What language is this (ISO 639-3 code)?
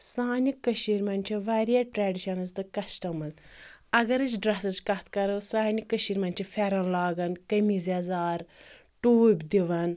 kas